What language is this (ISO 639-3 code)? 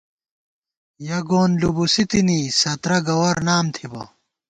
gwt